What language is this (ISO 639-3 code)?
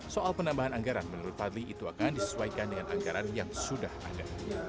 ind